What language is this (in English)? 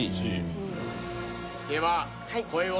Japanese